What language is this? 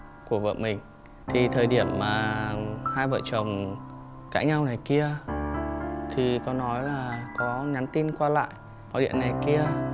Vietnamese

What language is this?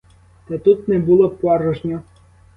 Ukrainian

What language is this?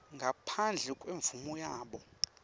Swati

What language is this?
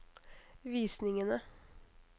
Norwegian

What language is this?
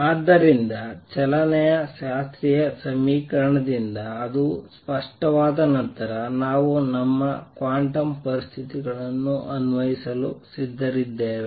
Kannada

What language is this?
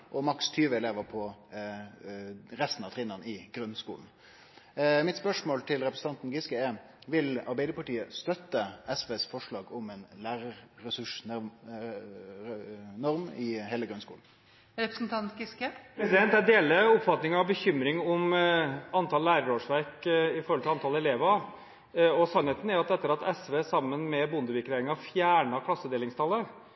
Norwegian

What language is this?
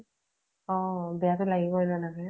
Assamese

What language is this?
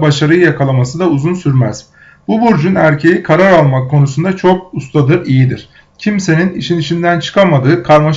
Turkish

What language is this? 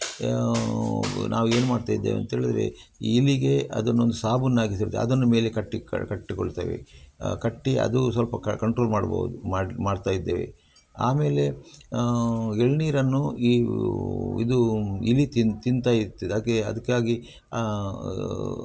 Kannada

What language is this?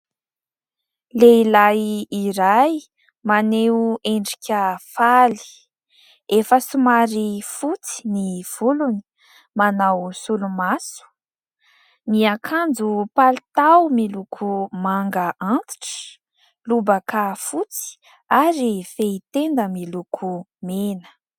Malagasy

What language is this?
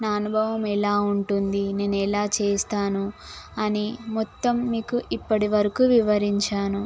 Telugu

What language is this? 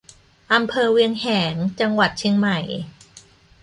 Thai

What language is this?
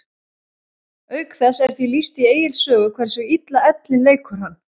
Icelandic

